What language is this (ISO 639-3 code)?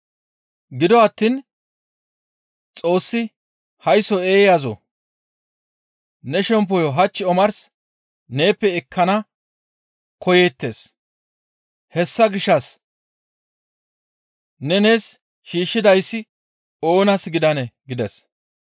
gmv